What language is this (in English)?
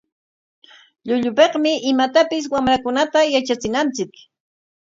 Corongo Ancash Quechua